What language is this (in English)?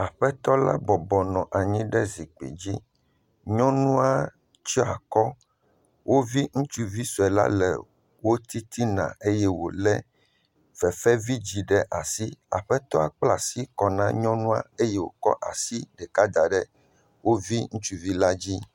Ewe